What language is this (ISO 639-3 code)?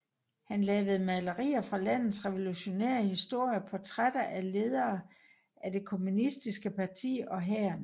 dan